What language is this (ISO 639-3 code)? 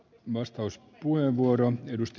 fin